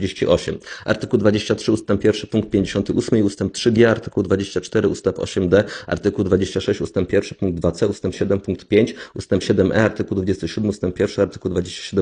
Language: Polish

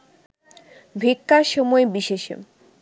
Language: Bangla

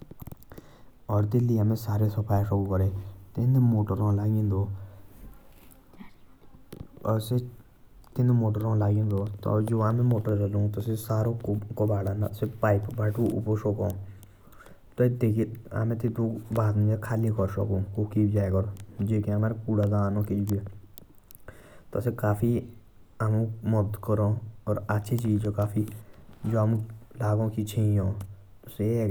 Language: Jaunsari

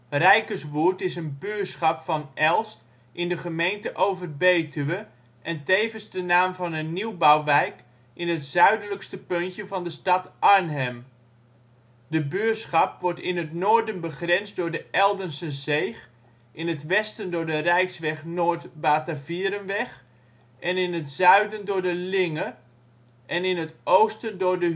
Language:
Dutch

